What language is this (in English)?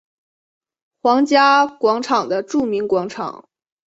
Chinese